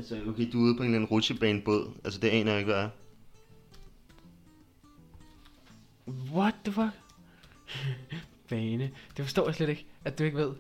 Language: Danish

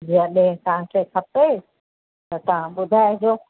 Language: Sindhi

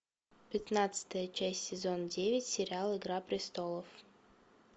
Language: Russian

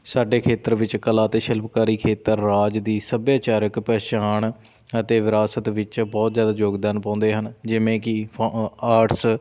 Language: Punjabi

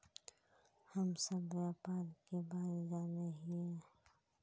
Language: Magahi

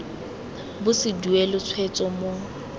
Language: Tswana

